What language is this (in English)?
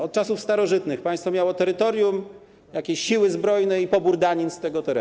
Polish